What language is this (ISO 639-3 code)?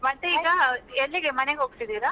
kan